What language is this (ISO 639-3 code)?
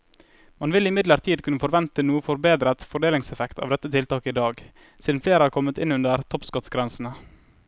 nor